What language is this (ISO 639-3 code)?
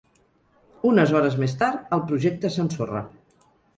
cat